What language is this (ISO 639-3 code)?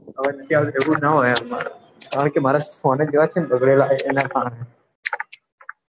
guj